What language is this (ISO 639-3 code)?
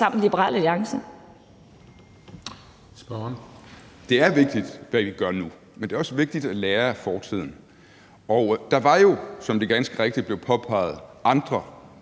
dan